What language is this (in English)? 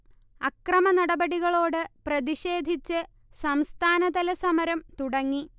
Malayalam